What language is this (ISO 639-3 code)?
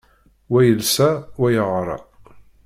kab